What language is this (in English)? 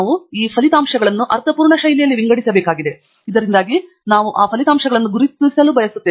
Kannada